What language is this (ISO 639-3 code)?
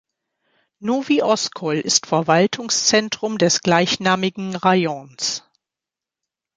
deu